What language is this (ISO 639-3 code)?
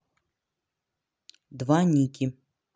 rus